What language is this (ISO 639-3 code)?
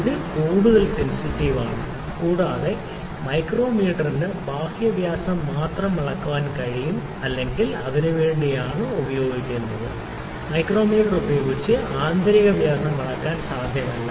mal